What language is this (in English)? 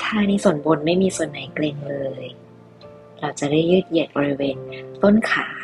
Thai